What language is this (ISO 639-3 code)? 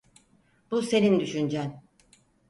tur